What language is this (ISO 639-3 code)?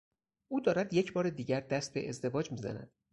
fas